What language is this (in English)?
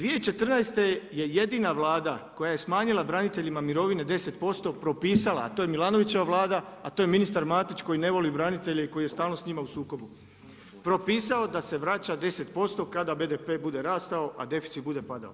Croatian